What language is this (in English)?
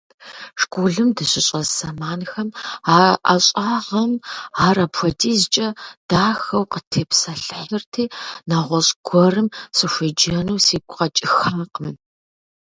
Kabardian